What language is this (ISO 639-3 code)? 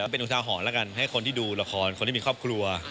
tha